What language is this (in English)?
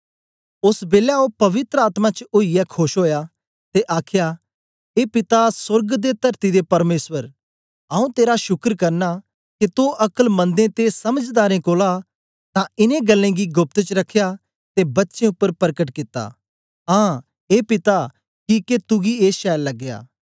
Dogri